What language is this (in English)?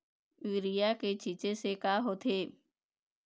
Chhattisgarhi